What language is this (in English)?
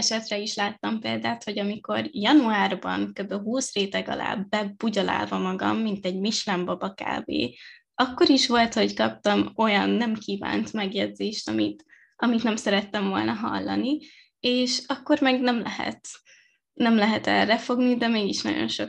Hungarian